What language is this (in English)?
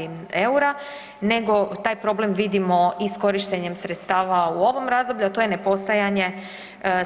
Croatian